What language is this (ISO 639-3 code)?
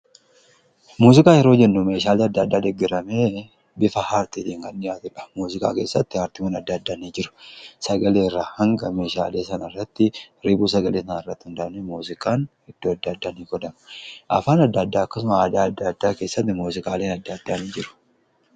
orm